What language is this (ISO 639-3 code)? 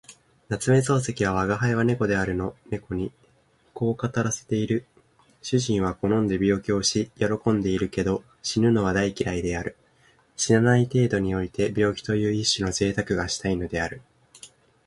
jpn